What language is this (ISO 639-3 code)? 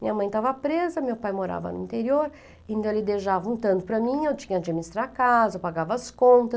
por